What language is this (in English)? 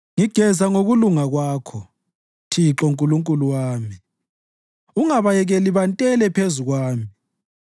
North Ndebele